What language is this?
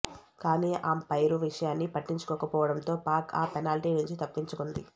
Telugu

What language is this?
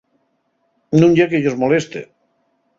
Asturian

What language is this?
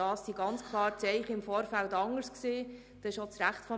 Swiss German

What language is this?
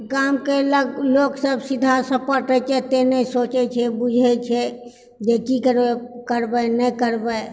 Maithili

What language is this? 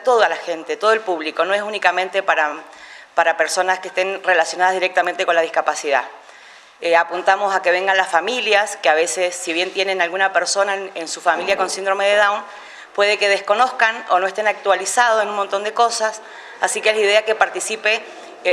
Spanish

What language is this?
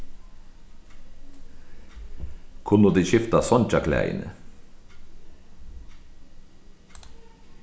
Faroese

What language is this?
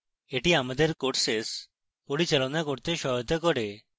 Bangla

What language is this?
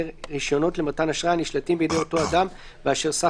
Hebrew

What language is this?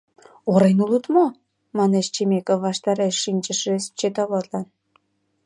Mari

